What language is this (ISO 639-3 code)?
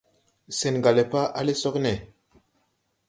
tui